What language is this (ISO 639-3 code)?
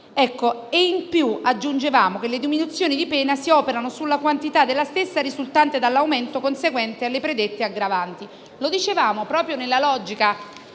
ita